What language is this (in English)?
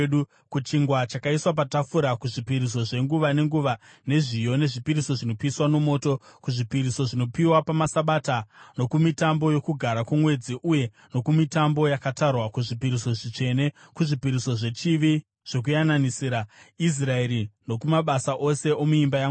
Shona